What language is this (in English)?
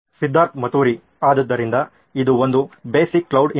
Kannada